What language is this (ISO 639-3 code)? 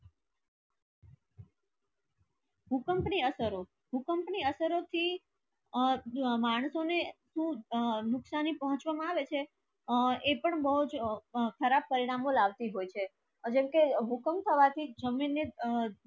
guj